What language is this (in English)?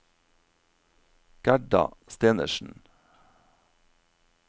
Norwegian